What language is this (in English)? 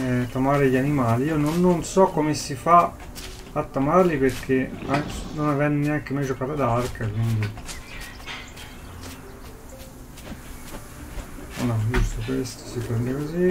Italian